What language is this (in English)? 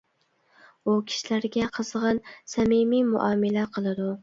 Uyghur